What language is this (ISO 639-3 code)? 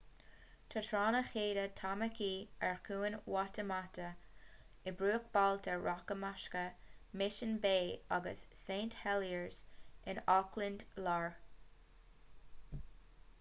gle